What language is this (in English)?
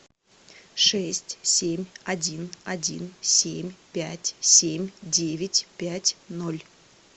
Russian